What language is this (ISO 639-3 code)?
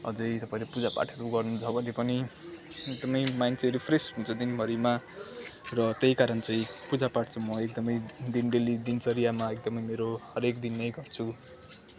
nep